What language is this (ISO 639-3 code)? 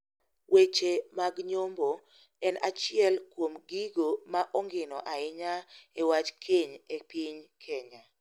luo